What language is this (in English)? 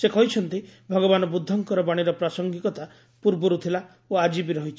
Odia